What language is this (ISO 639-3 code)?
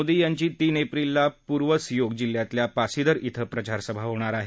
mar